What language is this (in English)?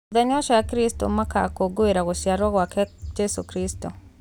Kikuyu